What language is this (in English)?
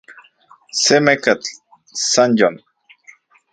Central Puebla Nahuatl